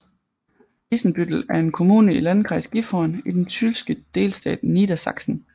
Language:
Danish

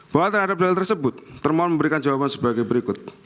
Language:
Indonesian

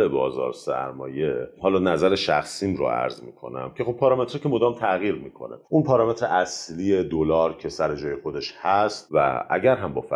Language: Persian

